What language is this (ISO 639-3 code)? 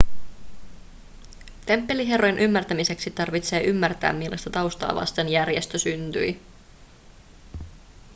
fin